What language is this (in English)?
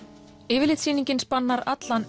Icelandic